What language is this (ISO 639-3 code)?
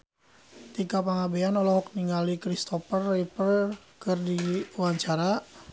sun